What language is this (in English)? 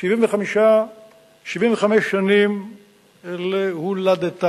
Hebrew